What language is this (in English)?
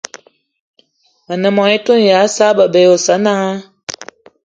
Eton (Cameroon)